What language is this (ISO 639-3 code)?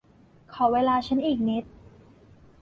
tha